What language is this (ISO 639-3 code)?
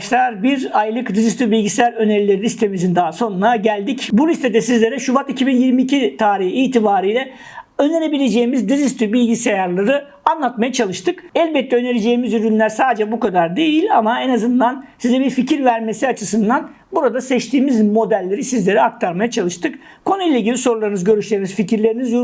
tur